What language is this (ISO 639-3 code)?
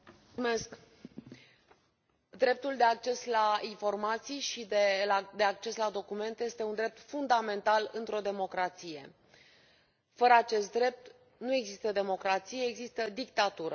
ron